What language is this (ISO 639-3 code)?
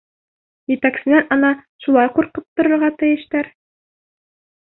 bak